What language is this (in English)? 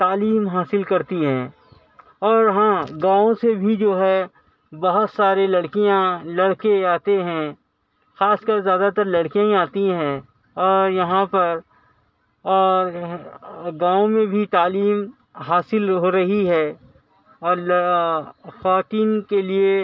Urdu